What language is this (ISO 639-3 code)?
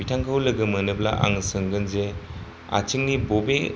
brx